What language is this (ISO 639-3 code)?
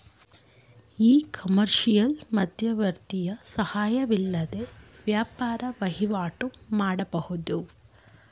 kan